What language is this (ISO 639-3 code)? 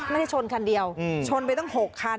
tha